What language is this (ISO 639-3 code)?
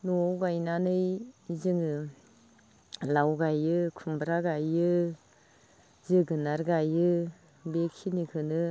brx